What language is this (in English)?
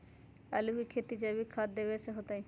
Magahi